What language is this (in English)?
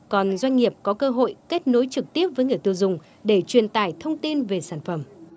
Vietnamese